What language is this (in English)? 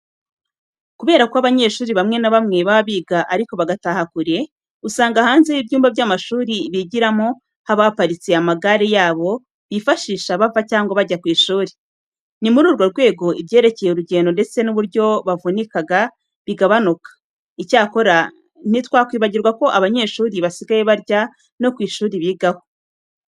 Kinyarwanda